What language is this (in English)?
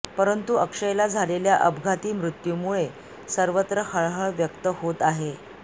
Marathi